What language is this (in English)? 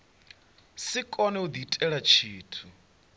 Venda